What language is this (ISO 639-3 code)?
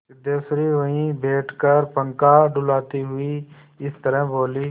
hin